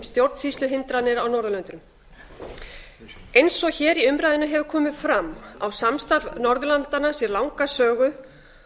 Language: Icelandic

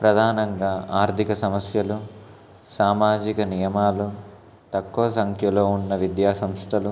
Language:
Telugu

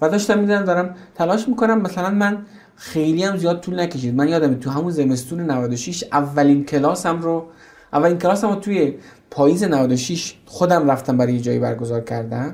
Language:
Persian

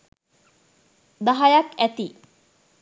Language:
Sinhala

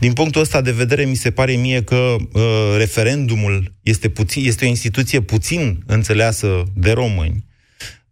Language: Romanian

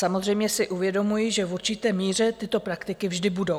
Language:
Czech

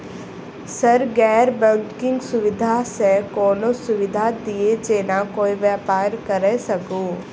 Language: Maithili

